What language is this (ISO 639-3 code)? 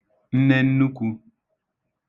ibo